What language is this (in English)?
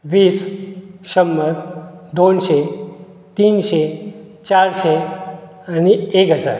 Konkani